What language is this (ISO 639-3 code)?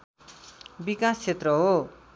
nep